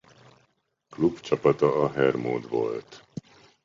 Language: Hungarian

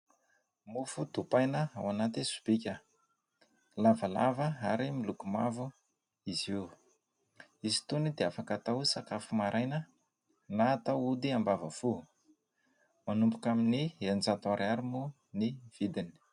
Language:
Malagasy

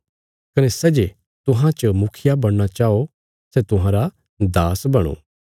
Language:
Bilaspuri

